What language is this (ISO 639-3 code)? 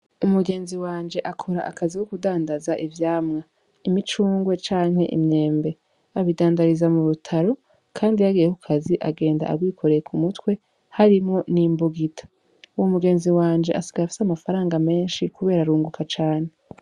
run